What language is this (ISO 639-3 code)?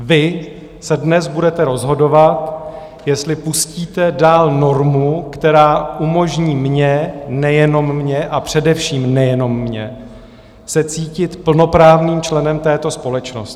ces